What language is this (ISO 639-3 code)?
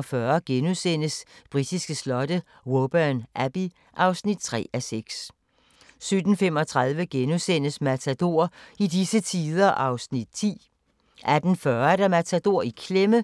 dan